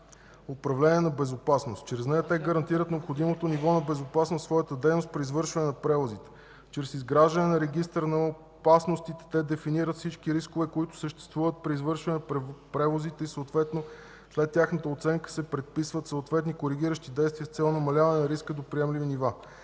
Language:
Bulgarian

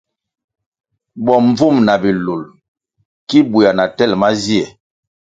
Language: Kwasio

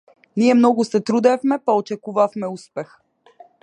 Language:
Macedonian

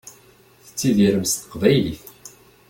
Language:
Kabyle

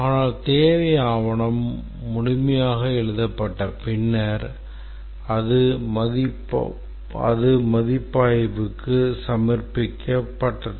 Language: Tamil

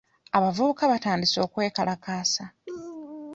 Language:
Ganda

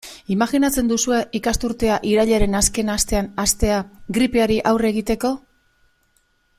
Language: Basque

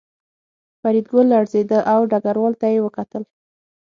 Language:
Pashto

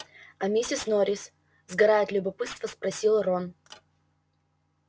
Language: Russian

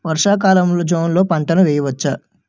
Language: Telugu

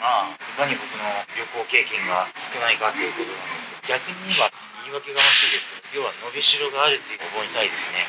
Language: Japanese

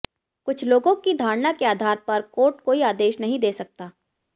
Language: Hindi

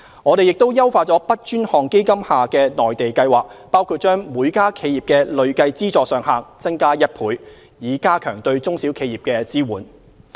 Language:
Cantonese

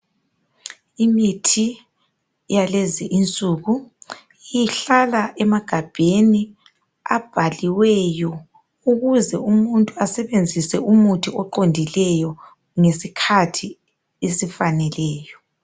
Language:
North Ndebele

